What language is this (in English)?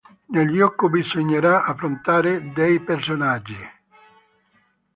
Italian